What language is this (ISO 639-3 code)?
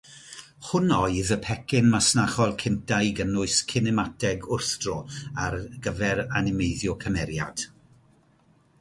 cym